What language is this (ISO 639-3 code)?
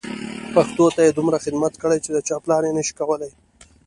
pus